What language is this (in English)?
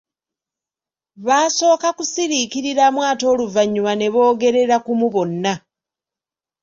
Ganda